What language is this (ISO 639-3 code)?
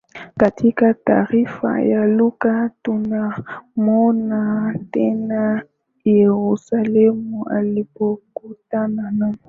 swa